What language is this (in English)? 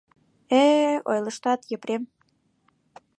Mari